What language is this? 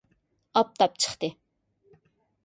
Uyghur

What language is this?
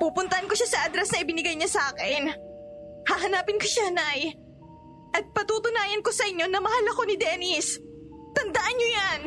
Filipino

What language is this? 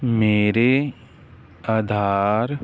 Punjabi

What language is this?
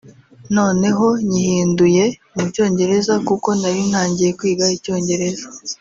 Kinyarwanda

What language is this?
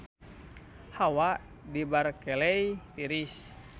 Sundanese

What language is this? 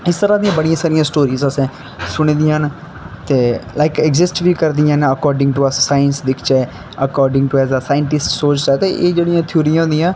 Dogri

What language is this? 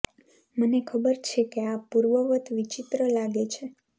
Gujarati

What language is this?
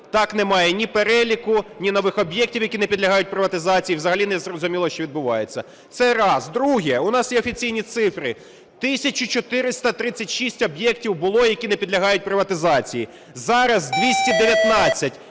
Ukrainian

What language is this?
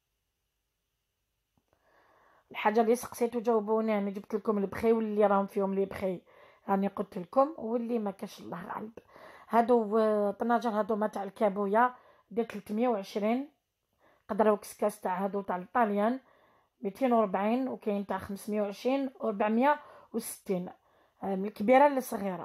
Arabic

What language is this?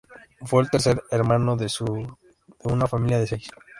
Spanish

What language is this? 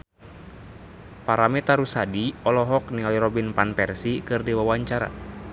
Sundanese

